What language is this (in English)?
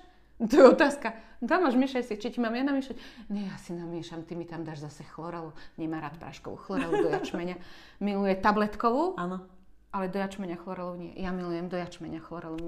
Slovak